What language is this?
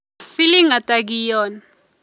Kalenjin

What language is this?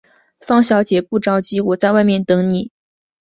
Chinese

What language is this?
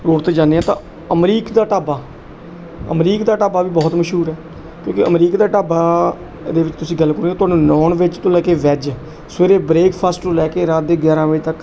Punjabi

